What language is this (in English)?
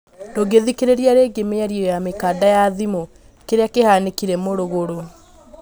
Kikuyu